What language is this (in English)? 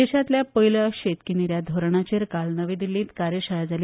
Konkani